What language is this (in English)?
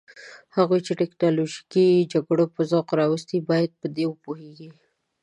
Pashto